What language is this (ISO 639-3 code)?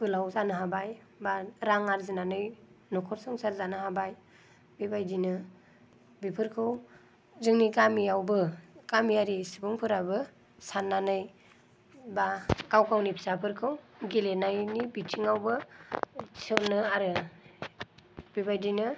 brx